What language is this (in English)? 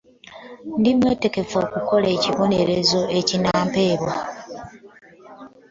Ganda